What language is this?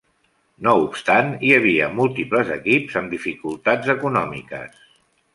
Catalan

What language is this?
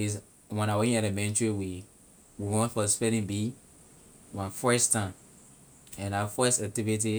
Liberian English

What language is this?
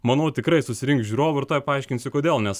Lithuanian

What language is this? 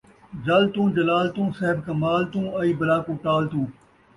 Saraiki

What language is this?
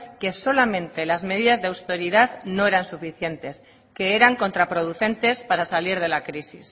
Spanish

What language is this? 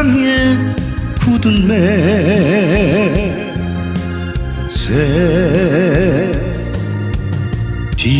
Korean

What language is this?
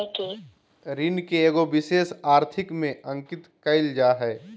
Magahi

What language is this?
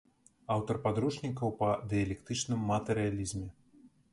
Belarusian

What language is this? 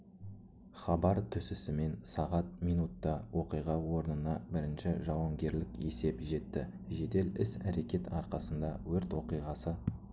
Kazakh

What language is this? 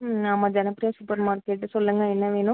Tamil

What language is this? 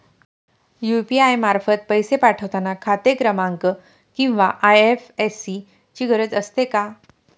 Marathi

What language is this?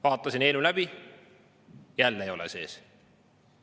Estonian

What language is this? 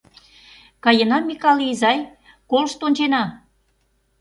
Mari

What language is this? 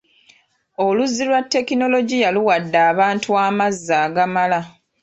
Ganda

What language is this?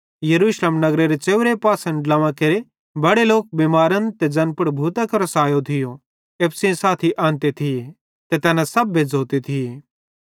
Bhadrawahi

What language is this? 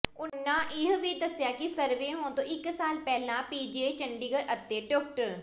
Punjabi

